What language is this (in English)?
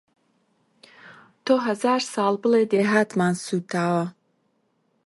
Central Kurdish